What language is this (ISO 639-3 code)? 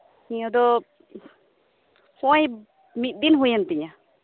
sat